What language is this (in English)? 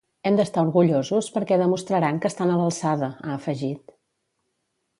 Catalan